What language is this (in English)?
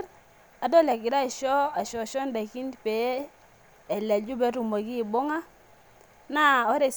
Masai